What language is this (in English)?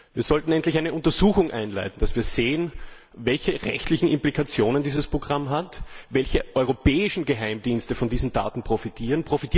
German